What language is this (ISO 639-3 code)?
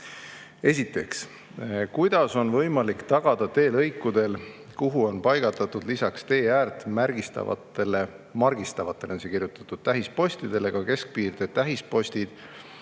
est